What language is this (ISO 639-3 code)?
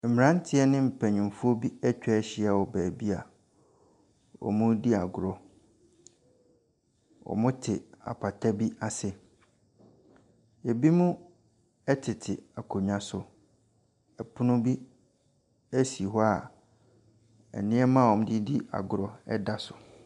aka